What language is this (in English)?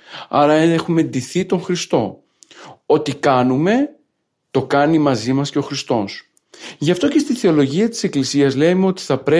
Greek